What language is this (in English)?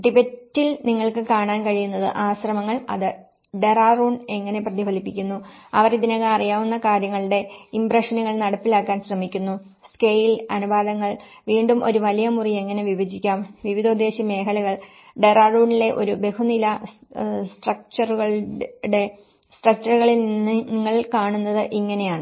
Malayalam